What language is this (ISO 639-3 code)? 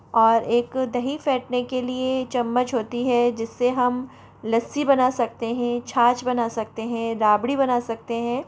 hin